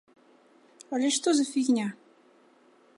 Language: Belarusian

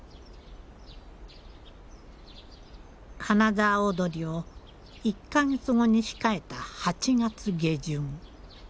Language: Japanese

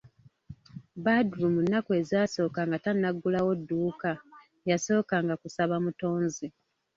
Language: Ganda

